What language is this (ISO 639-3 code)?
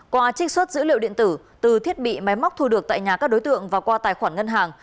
vie